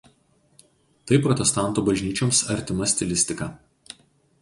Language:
Lithuanian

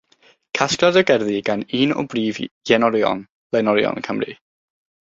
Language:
Welsh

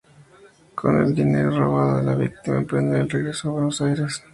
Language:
Spanish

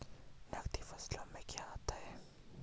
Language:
Hindi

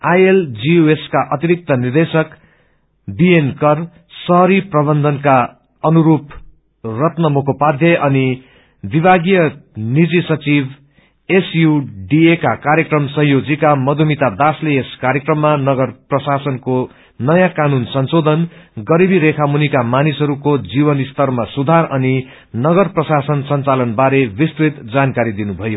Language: Nepali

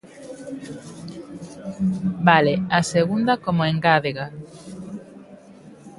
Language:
Galician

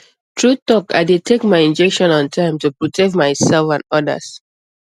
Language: Nigerian Pidgin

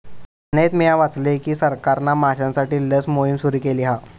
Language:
Marathi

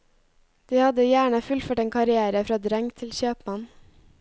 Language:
Norwegian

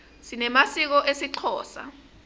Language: Swati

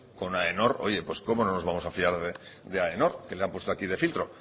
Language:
Spanish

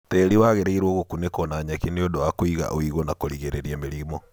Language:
Kikuyu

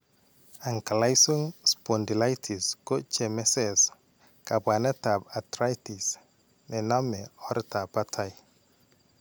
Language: Kalenjin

